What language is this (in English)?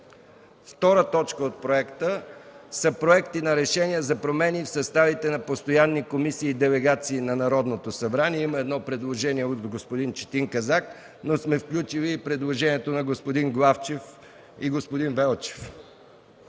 Bulgarian